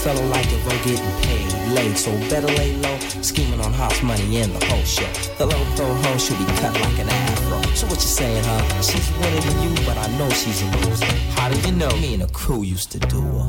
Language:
Slovak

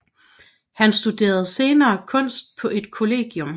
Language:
Danish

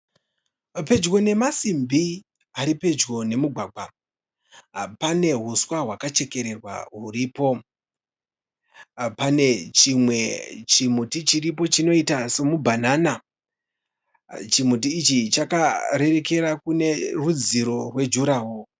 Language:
Shona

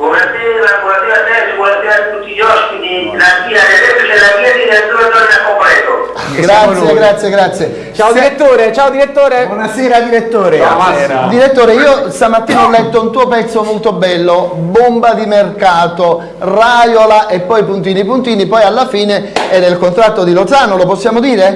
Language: Italian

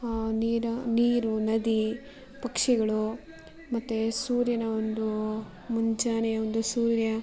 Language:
Kannada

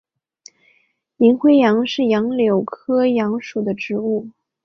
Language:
Chinese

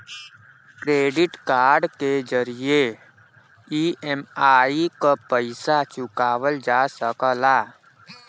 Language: Bhojpuri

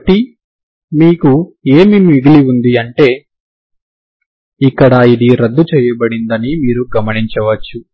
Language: Telugu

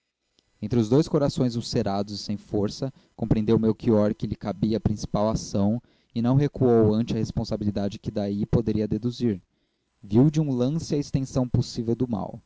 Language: Portuguese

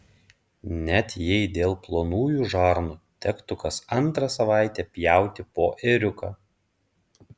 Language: Lithuanian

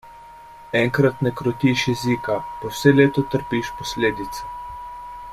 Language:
Slovenian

